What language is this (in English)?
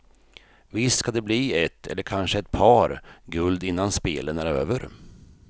Swedish